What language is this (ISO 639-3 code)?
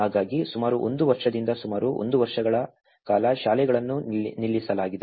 kan